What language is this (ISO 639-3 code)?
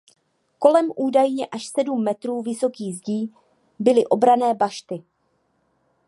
ces